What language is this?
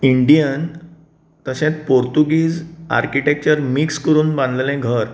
Konkani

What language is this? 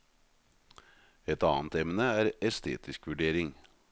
Norwegian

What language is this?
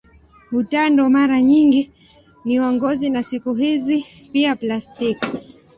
Swahili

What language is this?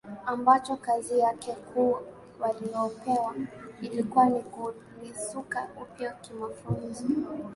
Swahili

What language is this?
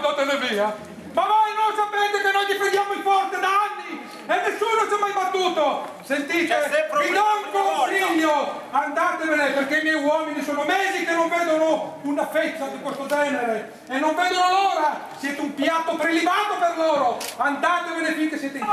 Italian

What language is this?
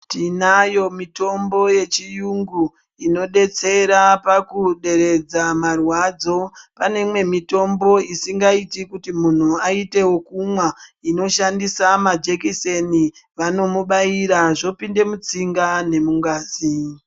Ndau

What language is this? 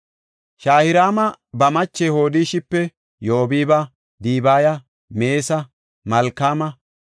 Gofa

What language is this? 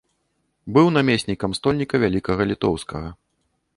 Belarusian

